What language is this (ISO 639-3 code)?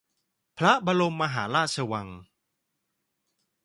tha